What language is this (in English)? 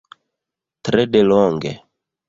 Esperanto